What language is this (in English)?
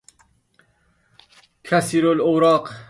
Persian